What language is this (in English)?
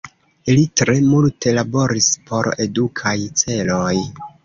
Esperanto